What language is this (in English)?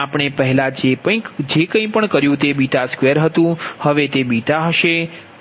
Gujarati